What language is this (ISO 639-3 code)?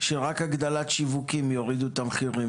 heb